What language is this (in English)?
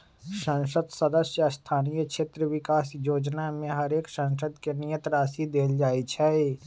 Magahi